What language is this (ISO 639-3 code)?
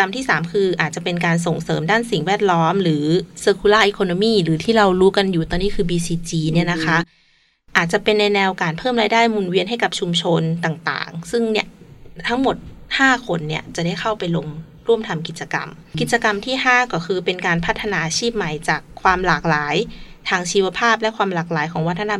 tha